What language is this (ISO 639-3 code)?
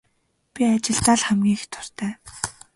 mon